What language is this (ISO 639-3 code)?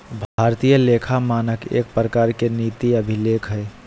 mag